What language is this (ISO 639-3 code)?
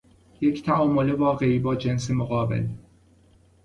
fas